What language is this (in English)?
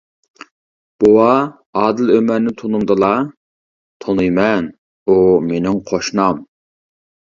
Uyghur